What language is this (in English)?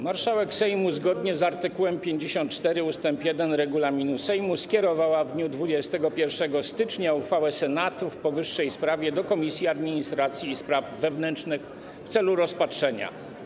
Polish